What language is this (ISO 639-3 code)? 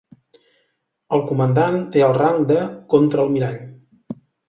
cat